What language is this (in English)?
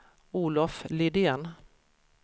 Swedish